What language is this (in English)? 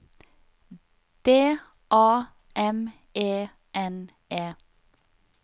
Norwegian